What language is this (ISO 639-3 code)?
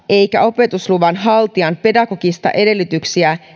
fin